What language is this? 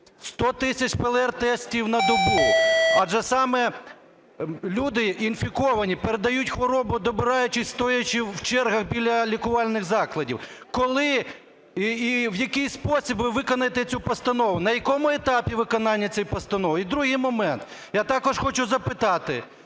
Ukrainian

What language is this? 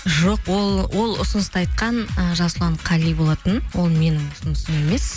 Kazakh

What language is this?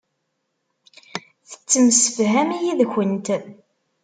Kabyle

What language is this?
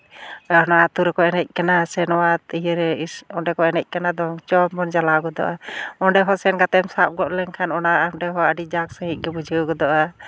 Santali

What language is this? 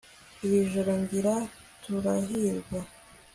Kinyarwanda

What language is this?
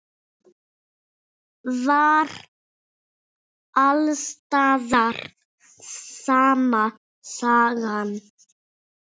Icelandic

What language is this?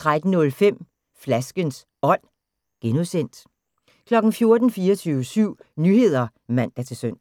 Danish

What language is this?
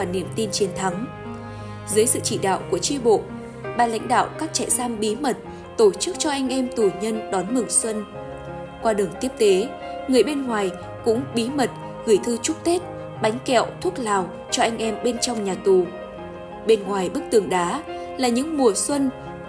Vietnamese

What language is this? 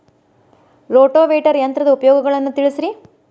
Kannada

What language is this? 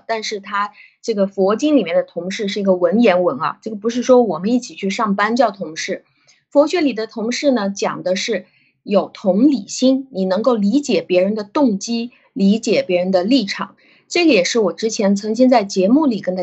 Chinese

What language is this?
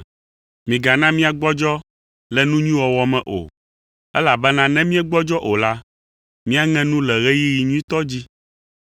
Ewe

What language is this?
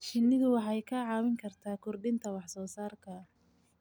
Somali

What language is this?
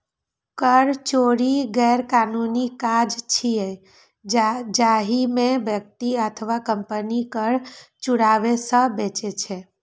Maithili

